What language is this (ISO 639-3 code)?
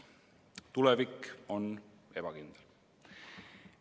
est